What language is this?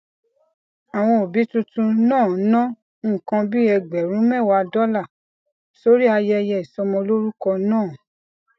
Yoruba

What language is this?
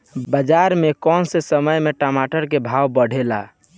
Bhojpuri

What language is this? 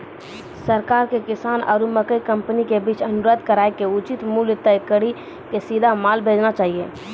Maithili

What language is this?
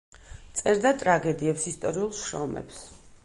Georgian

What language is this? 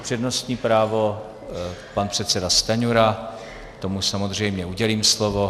Czech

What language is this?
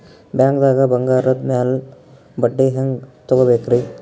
Kannada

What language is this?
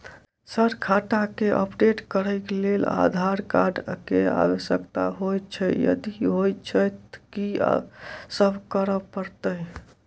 Maithili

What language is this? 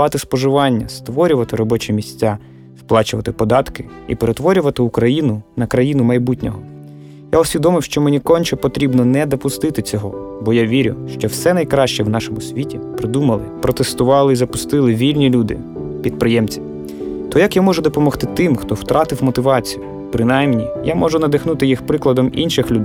Ukrainian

